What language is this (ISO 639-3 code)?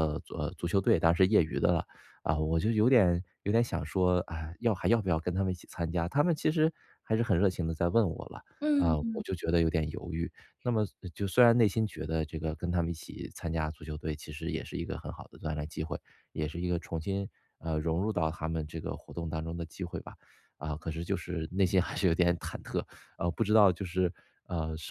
zho